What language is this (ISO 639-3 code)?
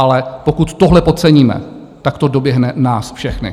ces